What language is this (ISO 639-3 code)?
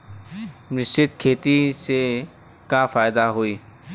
bho